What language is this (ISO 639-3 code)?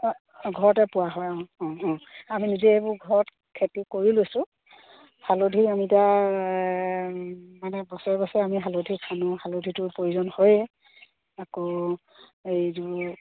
asm